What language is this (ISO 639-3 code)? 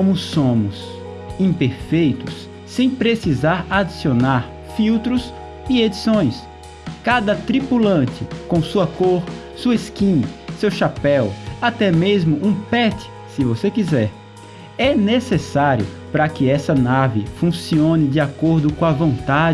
por